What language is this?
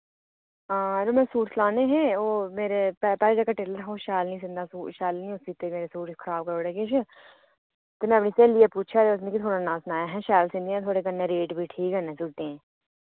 Dogri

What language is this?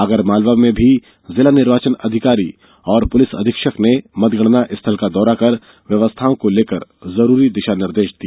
Hindi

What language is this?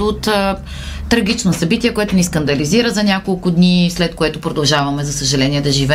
Bulgarian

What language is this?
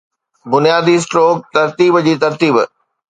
Sindhi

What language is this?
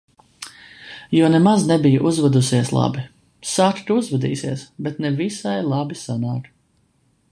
Latvian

